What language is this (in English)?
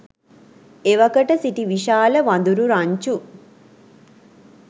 Sinhala